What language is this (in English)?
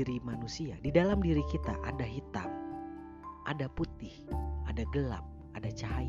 Indonesian